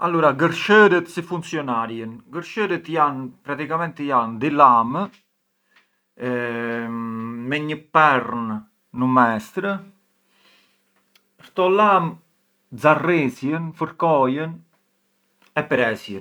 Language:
Arbëreshë Albanian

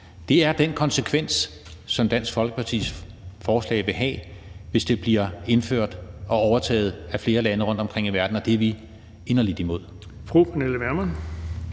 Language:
Danish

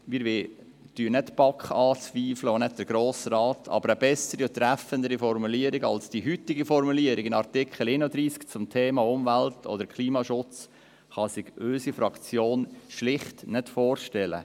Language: Swiss German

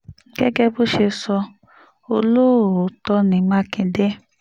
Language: Yoruba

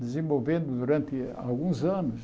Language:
Portuguese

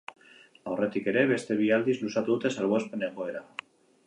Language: Basque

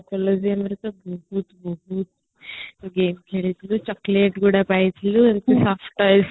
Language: Odia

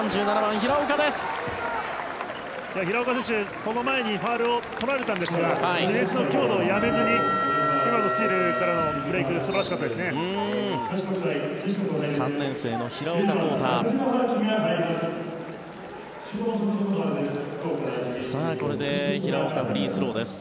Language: Japanese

